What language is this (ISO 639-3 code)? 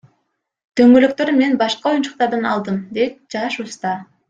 kir